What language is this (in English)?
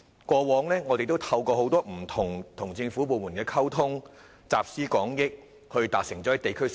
Cantonese